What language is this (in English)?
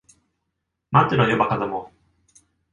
Japanese